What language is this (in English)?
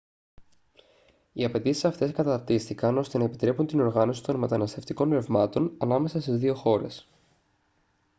Greek